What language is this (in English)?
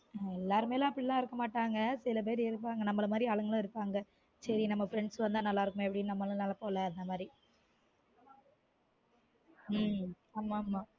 Tamil